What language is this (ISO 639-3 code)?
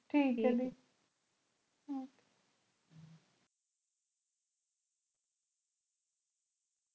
pan